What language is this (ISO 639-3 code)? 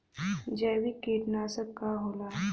bho